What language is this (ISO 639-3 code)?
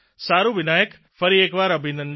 guj